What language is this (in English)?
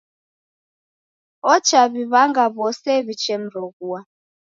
Taita